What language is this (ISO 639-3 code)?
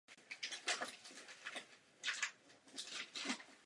ces